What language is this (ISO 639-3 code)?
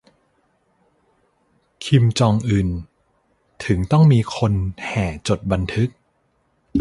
tha